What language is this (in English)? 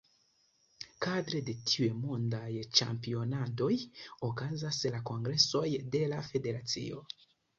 Esperanto